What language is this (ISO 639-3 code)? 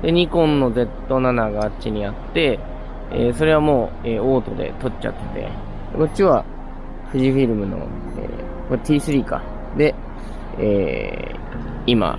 jpn